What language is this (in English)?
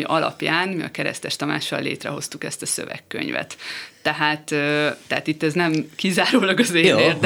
Hungarian